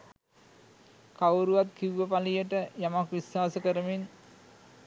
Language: Sinhala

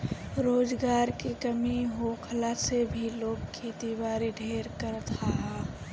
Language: Bhojpuri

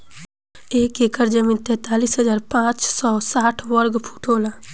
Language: Bhojpuri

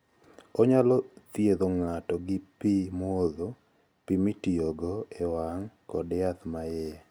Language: Luo (Kenya and Tanzania)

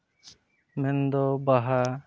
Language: Santali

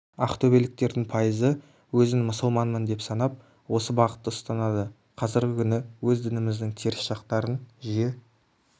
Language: Kazakh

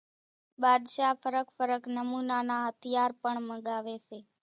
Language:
Kachi Koli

